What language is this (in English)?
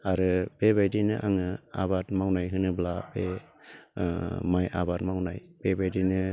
Bodo